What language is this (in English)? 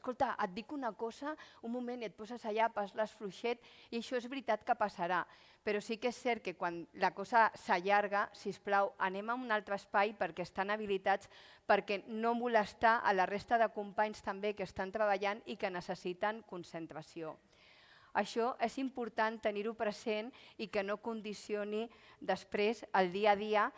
Catalan